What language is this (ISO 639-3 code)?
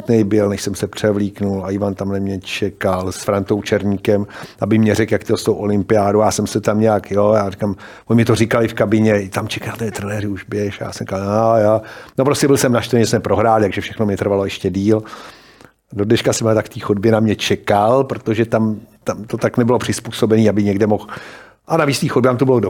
ces